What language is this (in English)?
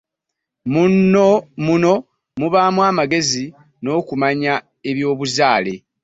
Ganda